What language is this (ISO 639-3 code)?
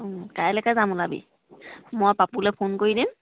asm